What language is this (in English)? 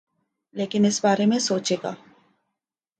Urdu